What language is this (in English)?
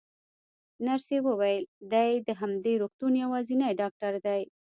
Pashto